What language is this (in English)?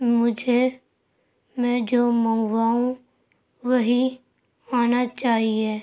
Urdu